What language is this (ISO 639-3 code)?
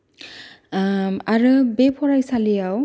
brx